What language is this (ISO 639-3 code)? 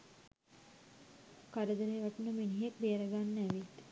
sin